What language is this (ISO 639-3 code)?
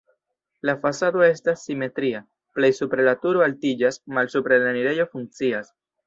epo